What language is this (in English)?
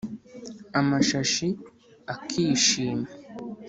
Kinyarwanda